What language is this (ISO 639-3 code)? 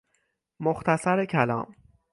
fas